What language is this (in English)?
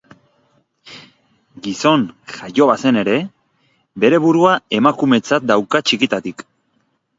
Basque